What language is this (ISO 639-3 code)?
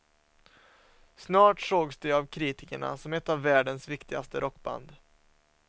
swe